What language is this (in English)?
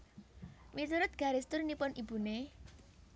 Javanese